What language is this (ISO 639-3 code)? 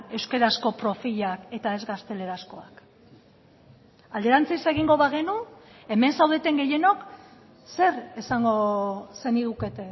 eus